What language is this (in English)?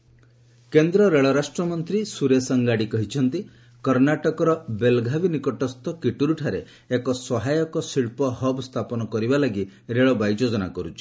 Odia